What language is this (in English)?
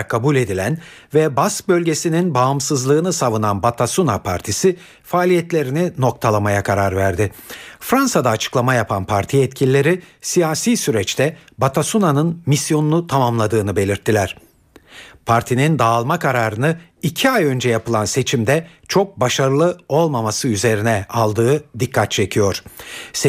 Turkish